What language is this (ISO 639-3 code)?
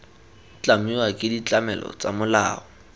tsn